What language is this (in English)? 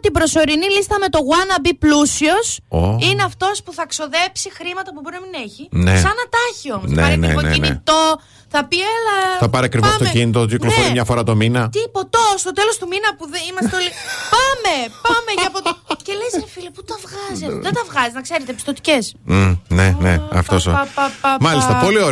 Greek